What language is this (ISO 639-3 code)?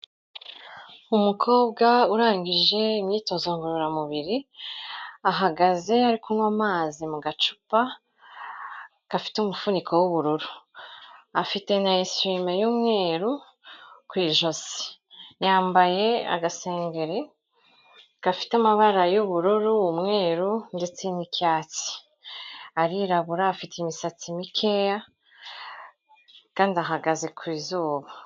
kin